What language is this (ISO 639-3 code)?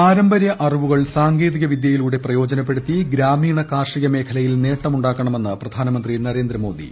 mal